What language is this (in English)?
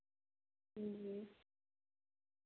Maithili